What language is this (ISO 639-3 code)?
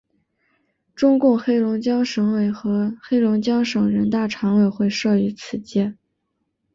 zho